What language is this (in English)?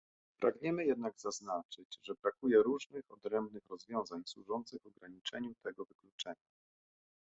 Polish